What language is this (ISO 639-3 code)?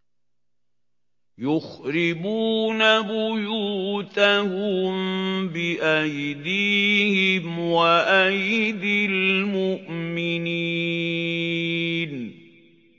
ara